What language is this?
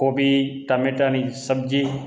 Gujarati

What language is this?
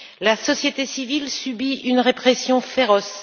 French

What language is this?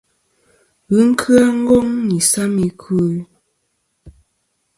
Kom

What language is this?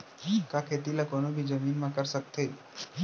Chhattisgarhi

